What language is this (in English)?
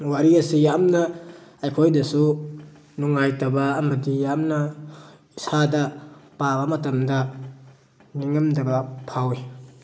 Manipuri